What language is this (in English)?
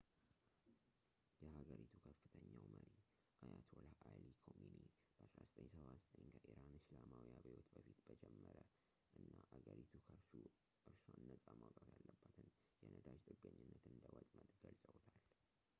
Amharic